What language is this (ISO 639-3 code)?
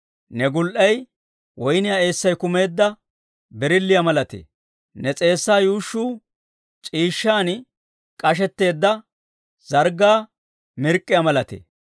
dwr